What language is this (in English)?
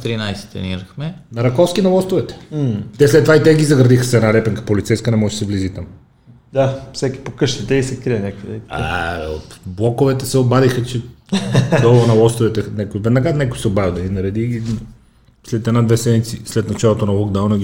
Bulgarian